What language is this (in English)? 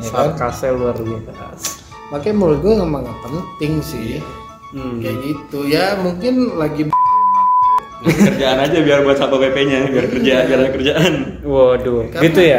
Indonesian